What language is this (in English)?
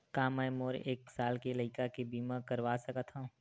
Chhattisgarhi